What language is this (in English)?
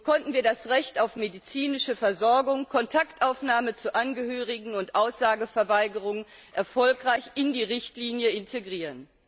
German